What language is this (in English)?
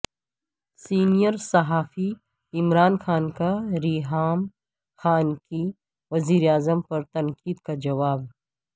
Urdu